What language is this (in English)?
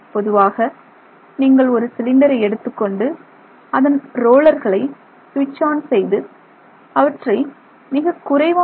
Tamil